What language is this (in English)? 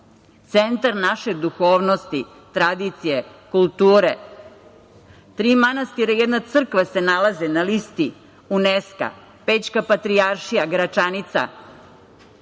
Serbian